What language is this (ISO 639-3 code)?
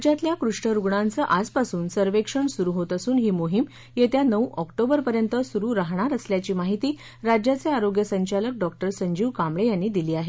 mar